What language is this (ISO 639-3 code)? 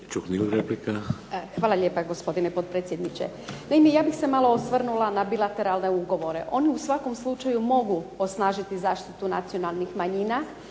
hrv